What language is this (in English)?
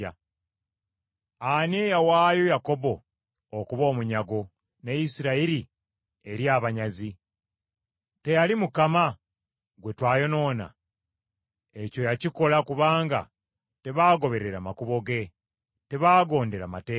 Ganda